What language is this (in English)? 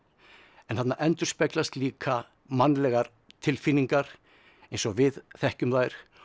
Icelandic